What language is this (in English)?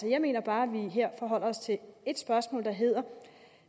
Danish